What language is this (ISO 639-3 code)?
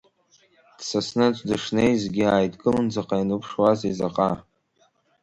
abk